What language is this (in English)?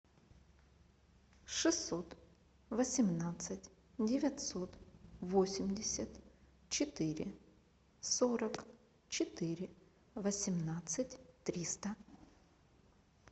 Russian